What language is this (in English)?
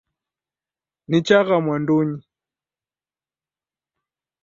Taita